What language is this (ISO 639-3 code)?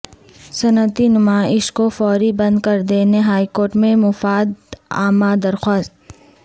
urd